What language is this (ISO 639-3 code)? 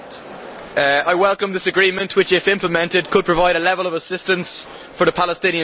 eng